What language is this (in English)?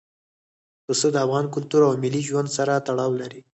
Pashto